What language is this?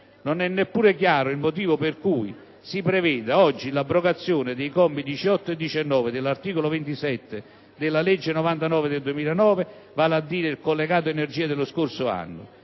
Italian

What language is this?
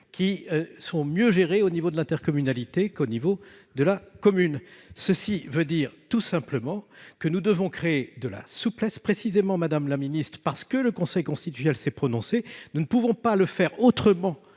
French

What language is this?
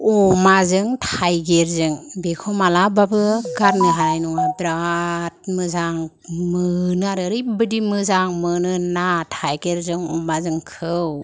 Bodo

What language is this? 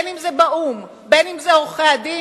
Hebrew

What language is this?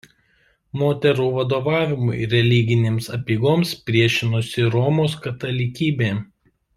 Lithuanian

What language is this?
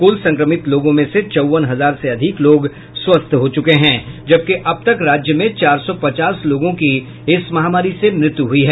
Hindi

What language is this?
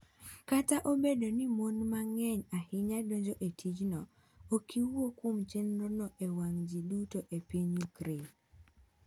Luo (Kenya and Tanzania)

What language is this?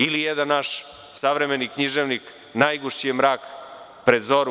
Serbian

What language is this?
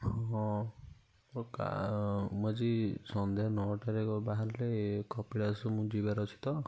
Odia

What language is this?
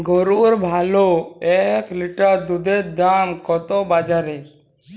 Bangla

